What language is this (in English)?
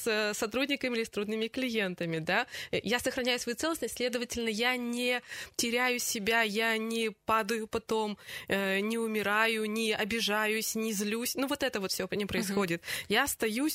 Russian